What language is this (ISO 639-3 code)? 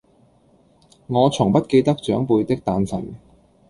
yue